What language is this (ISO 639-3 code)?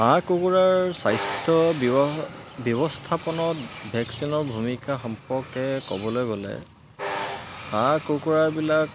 asm